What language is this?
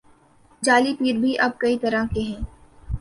Urdu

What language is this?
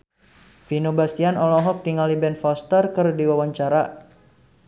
Sundanese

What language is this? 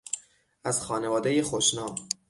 Persian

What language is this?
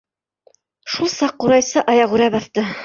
Bashkir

